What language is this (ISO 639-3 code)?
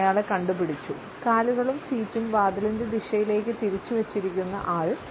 mal